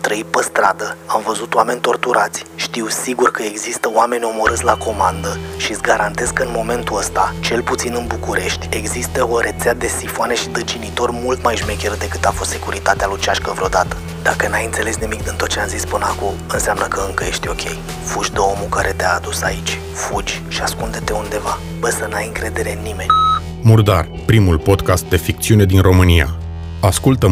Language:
Romanian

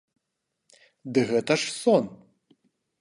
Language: Belarusian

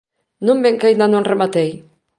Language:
Galician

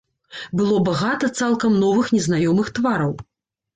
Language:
Belarusian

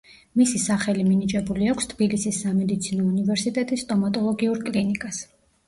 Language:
Georgian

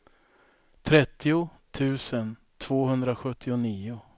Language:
Swedish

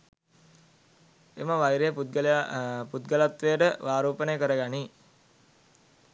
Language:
Sinhala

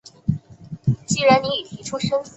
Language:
Chinese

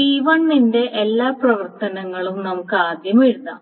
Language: Malayalam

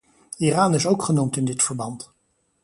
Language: Dutch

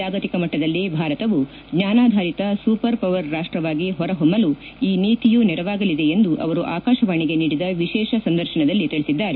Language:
Kannada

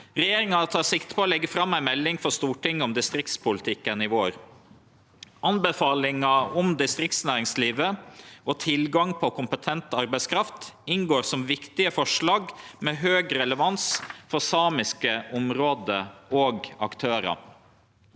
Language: Norwegian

